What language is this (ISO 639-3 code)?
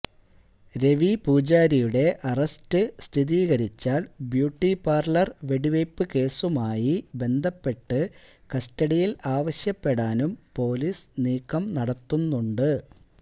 mal